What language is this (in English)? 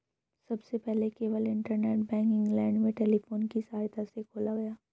Hindi